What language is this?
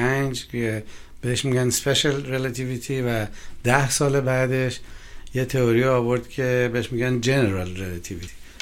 Persian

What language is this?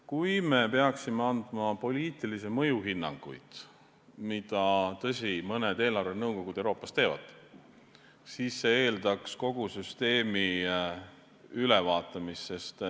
Estonian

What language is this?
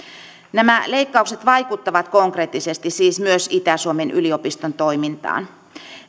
Finnish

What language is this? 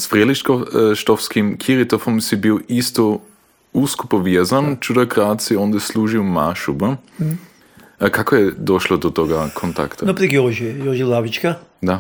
Croatian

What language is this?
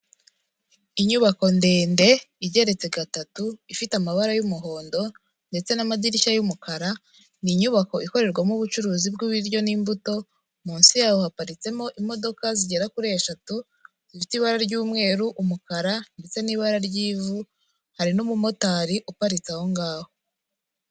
Kinyarwanda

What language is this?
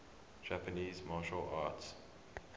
English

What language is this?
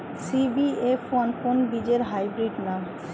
Bangla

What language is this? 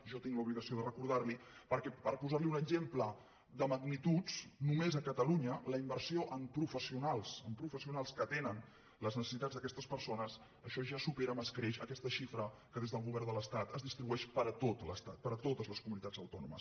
Catalan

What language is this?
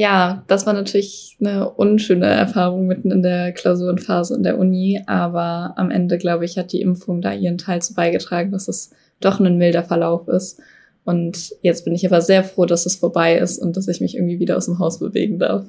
German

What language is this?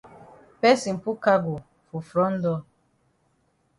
Cameroon Pidgin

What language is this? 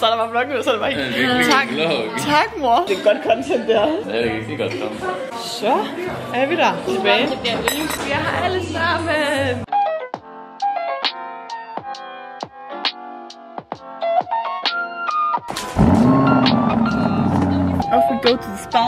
Danish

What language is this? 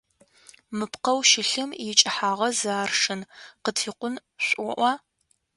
Adyghe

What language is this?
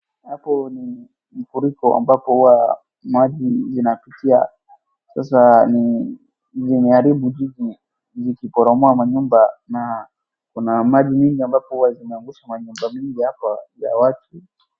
Swahili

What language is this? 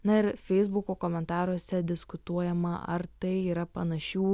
Lithuanian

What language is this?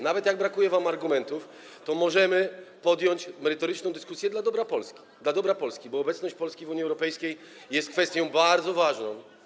Polish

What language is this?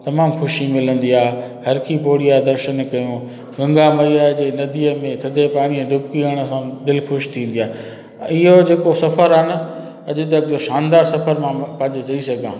Sindhi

